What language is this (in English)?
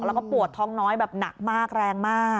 Thai